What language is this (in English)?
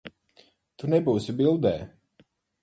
Latvian